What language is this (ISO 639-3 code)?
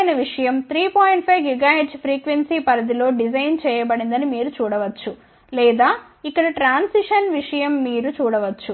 tel